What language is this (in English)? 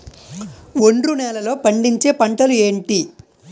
Telugu